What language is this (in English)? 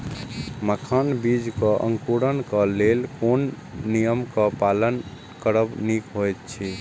Maithili